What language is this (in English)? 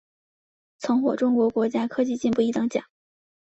Chinese